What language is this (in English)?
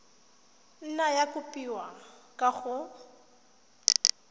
Tswana